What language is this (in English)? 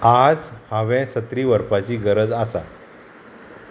Konkani